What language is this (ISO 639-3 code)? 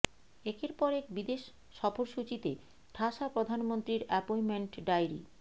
ben